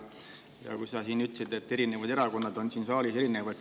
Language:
Estonian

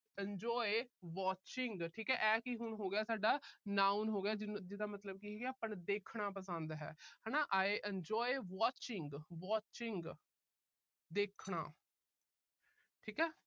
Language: Punjabi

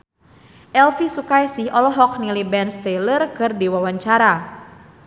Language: Sundanese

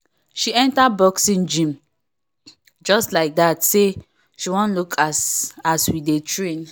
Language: Nigerian Pidgin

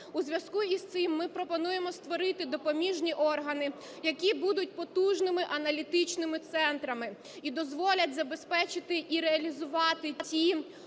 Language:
Ukrainian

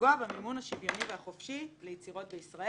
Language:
Hebrew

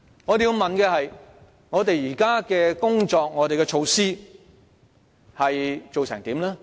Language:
Cantonese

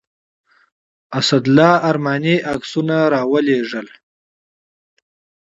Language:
Pashto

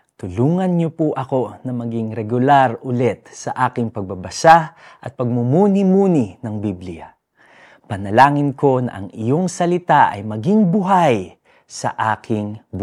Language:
Filipino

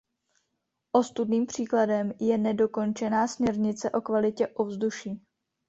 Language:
Czech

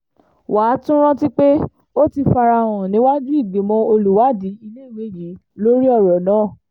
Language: Yoruba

